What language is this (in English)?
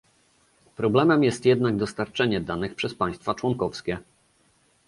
Polish